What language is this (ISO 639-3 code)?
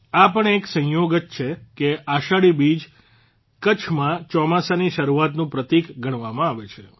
guj